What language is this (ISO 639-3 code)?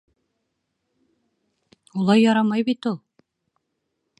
bak